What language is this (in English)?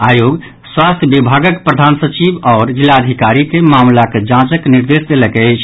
Maithili